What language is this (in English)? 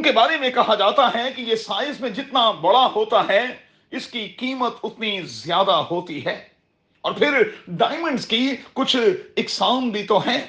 Urdu